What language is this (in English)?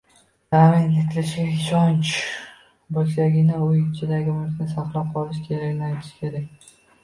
Uzbek